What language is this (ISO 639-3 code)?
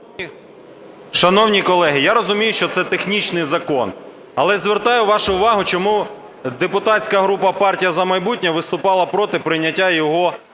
ukr